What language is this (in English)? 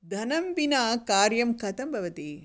Sanskrit